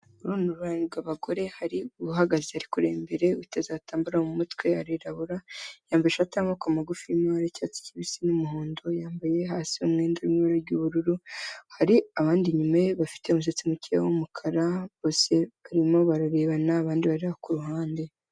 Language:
Kinyarwanda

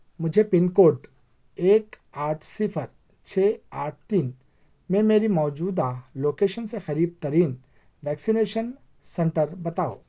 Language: Urdu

